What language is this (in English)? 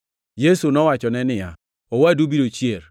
Luo (Kenya and Tanzania)